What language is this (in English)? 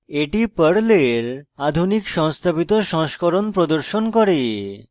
Bangla